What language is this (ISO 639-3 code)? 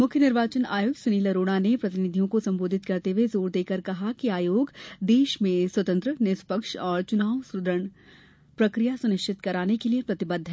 hin